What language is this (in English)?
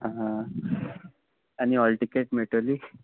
Konkani